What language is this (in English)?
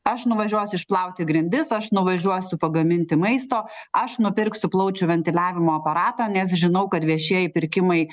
Lithuanian